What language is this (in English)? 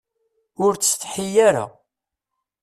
Kabyle